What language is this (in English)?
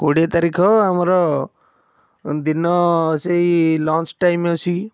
Odia